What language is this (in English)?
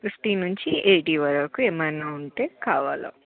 Telugu